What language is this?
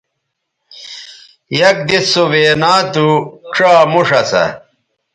Bateri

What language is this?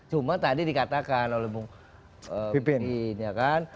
Indonesian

